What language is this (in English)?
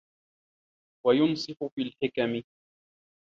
Arabic